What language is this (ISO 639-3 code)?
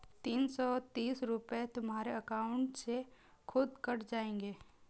hin